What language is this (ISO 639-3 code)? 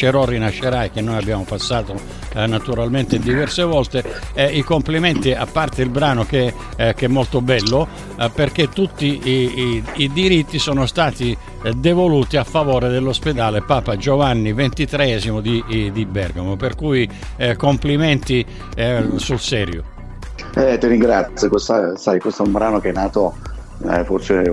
ita